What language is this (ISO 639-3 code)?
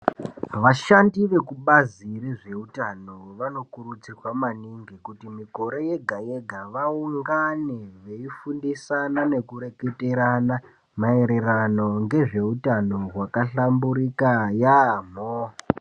ndc